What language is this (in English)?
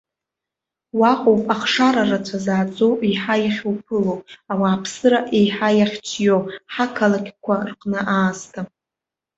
Abkhazian